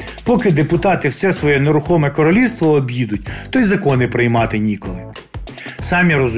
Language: Ukrainian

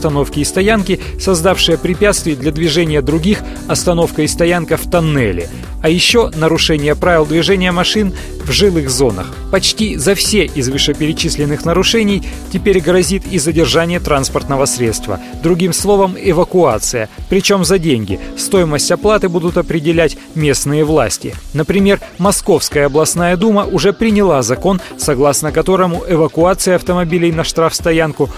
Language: Russian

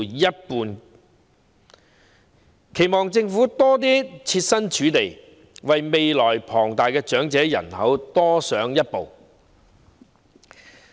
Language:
Cantonese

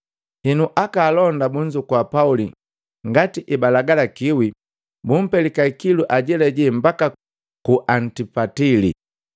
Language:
Matengo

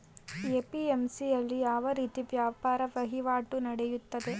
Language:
Kannada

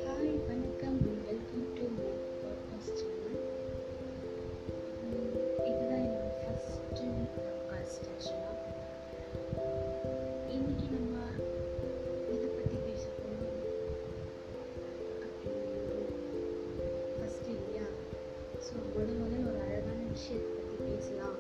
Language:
Tamil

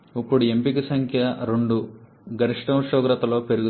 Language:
Telugu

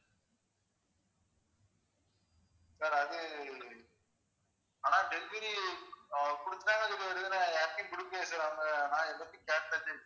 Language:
Tamil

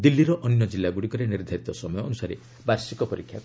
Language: Odia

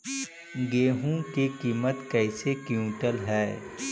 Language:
Magahi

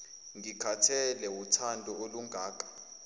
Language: Zulu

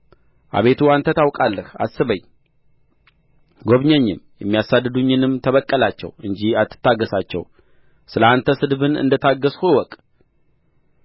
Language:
Amharic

